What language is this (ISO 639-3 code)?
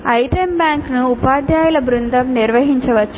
tel